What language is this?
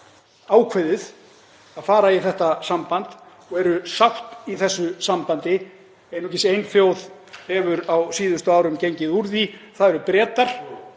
Icelandic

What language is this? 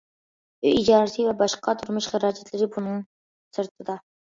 Uyghur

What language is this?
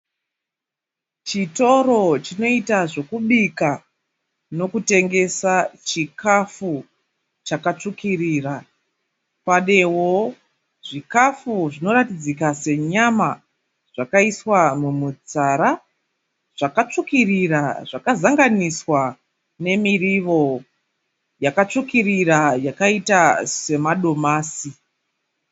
Shona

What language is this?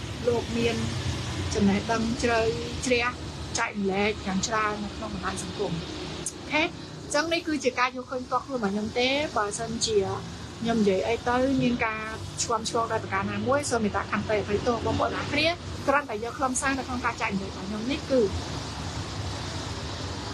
Vietnamese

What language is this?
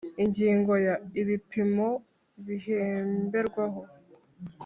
Kinyarwanda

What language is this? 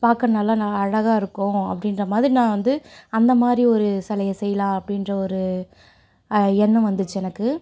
Tamil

